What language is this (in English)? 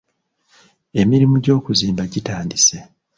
Ganda